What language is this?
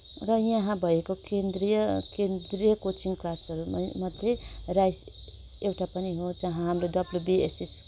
Nepali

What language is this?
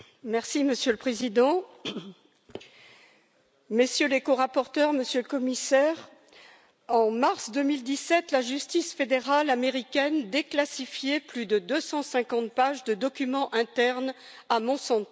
French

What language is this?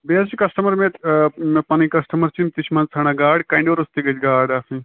Kashmiri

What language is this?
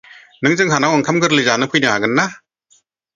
Bodo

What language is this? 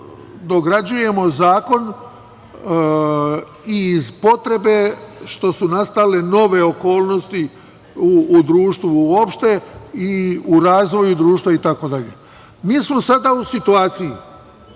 Serbian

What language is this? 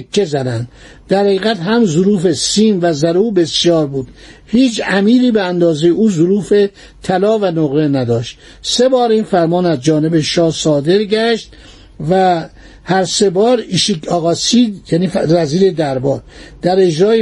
Persian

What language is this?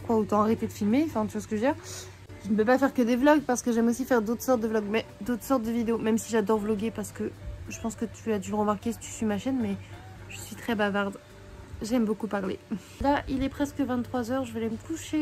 French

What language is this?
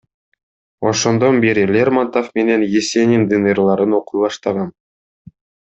Kyrgyz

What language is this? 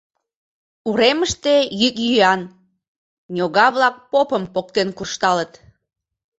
Mari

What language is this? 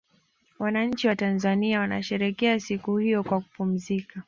Swahili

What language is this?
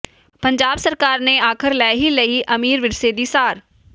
Punjabi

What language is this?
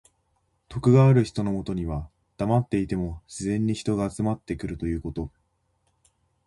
Japanese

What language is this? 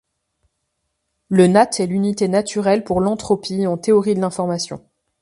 French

